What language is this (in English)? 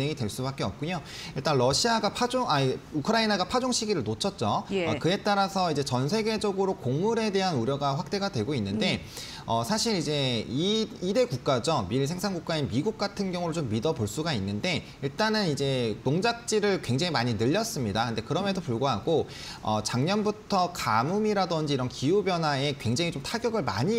Korean